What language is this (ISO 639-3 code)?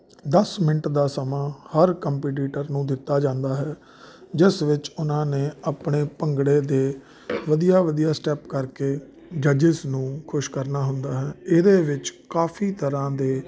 pan